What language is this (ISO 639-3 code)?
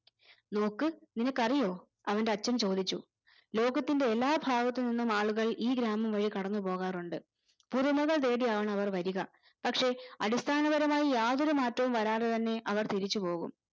mal